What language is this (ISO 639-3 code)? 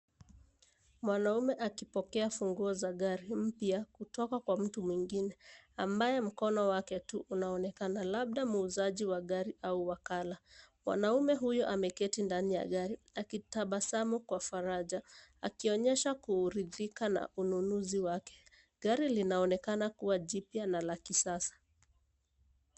swa